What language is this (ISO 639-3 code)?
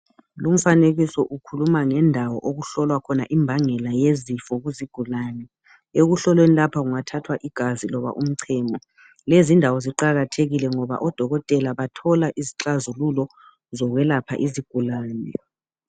nde